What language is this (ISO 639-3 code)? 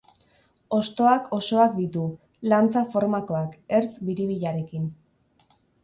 eus